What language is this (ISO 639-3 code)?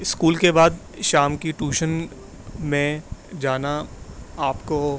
urd